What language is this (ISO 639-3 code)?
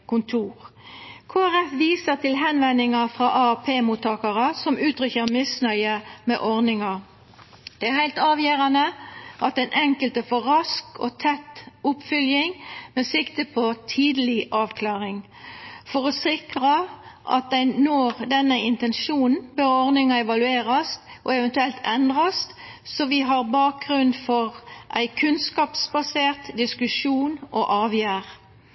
nno